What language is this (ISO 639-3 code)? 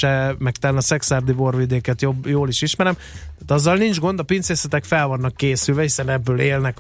hun